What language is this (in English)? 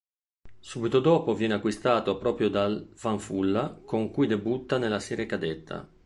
Italian